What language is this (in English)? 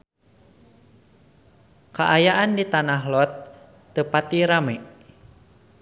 Sundanese